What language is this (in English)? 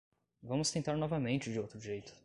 Portuguese